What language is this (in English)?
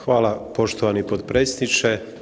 Croatian